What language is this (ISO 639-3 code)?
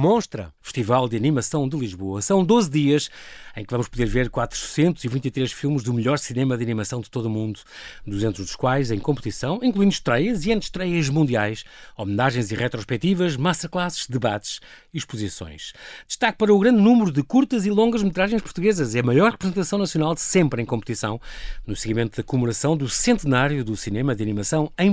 por